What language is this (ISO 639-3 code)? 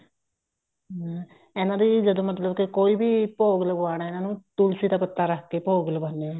pan